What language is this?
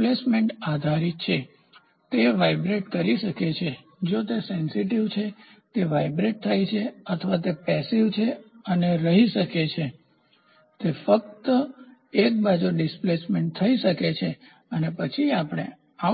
Gujarati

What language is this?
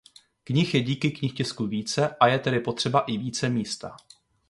Czech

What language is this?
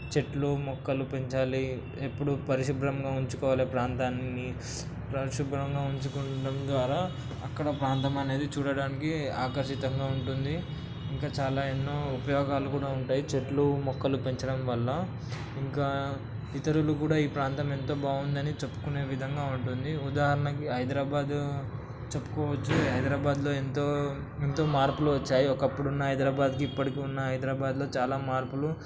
Telugu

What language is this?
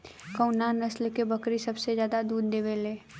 Bhojpuri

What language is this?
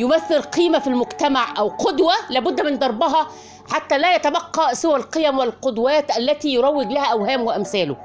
Arabic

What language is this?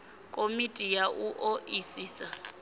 Venda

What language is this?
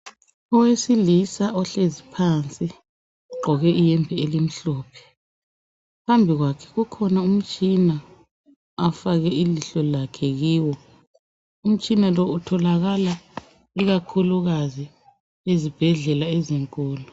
North Ndebele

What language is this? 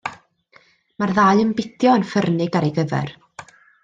Welsh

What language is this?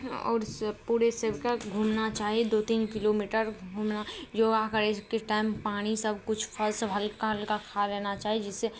Maithili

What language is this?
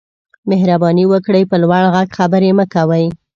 Pashto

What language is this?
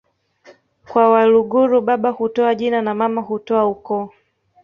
Swahili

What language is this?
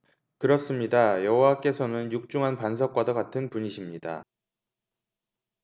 Korean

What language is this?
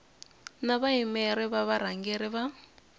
Tsonga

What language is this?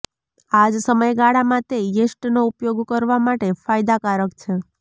Gujarati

